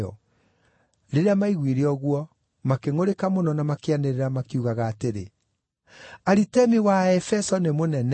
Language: Kikuyu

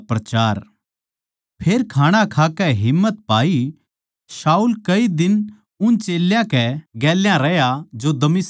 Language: Haryanvi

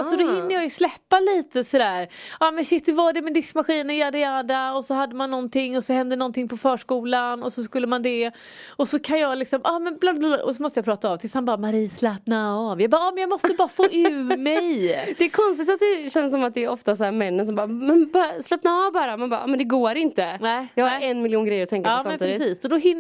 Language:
Swedish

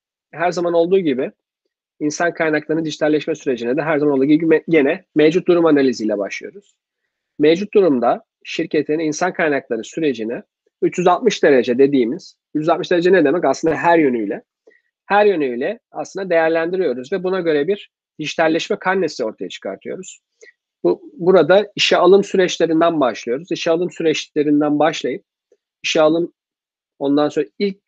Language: Turkish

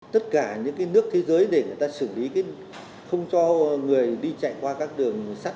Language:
Vietnamese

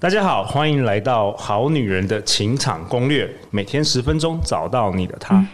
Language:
Chinese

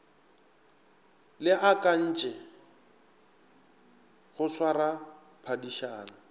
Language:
Northern Sotho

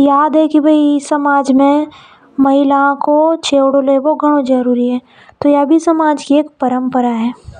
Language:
Hadothi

